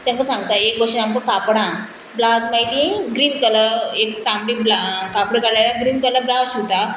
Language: Konkani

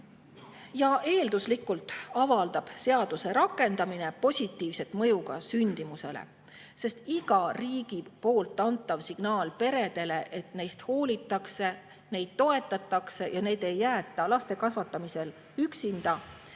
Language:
Estonian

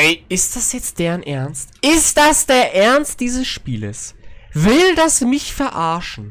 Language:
German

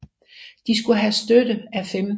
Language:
Danish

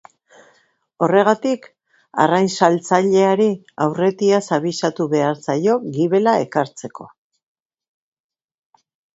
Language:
Basque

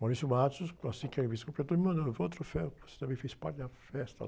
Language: Portuguese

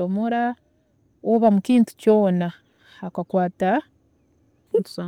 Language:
Tooro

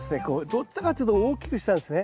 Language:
Japanese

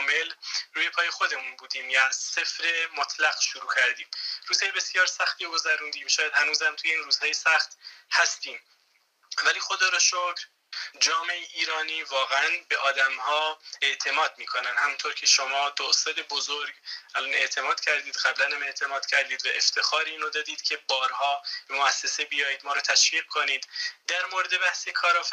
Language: Persian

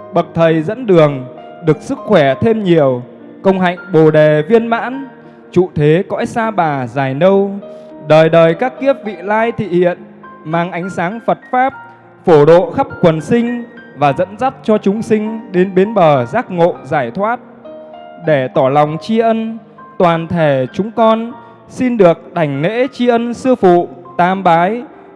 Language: Vietnamese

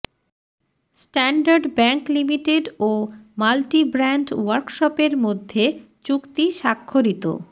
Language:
Bangla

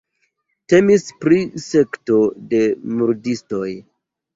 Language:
Esperanto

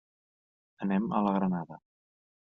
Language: Catalan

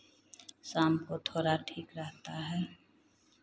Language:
Hindi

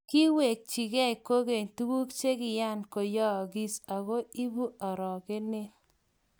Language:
Kalenjin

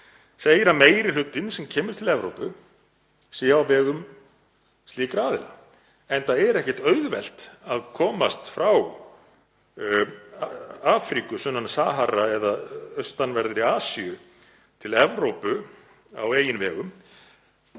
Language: Icelandic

